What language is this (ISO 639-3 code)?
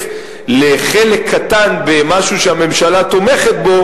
heb